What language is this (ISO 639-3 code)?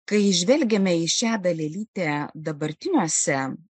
lit